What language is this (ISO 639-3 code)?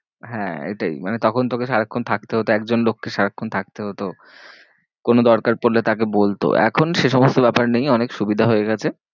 ben